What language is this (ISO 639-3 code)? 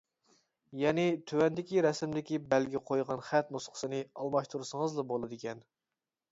uig